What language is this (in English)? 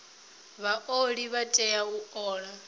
Venda